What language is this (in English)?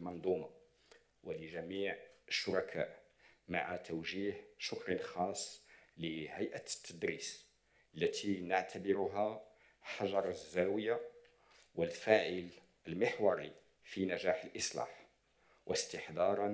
Arabic